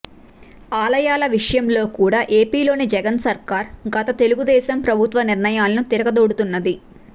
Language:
Telugu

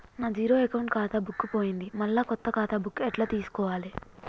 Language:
Telugu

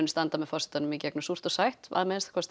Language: Icelandic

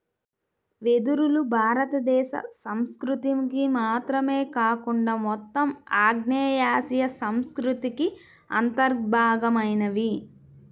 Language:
Telugu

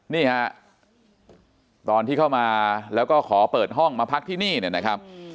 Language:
Thai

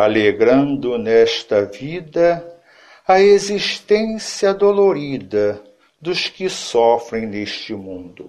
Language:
Portuguese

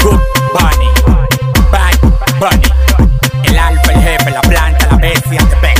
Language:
Spanish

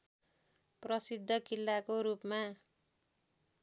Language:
Nepali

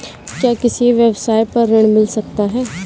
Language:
Hindi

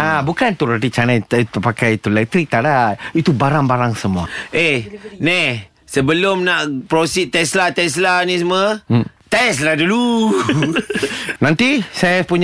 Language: Malay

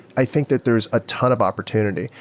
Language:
English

